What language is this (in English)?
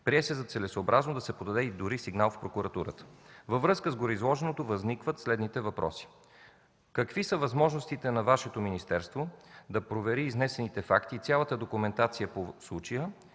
Bulgarian